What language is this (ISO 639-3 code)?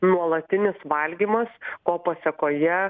lit